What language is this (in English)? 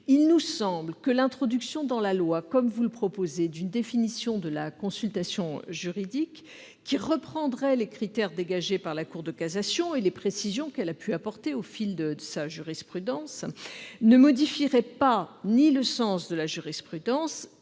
French